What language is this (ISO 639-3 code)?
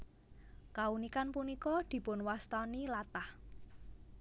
jav